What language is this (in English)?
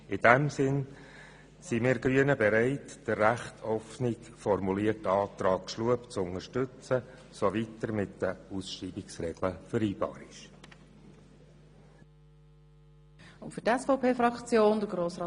Swiss German